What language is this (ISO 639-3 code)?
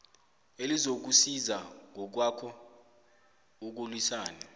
nbl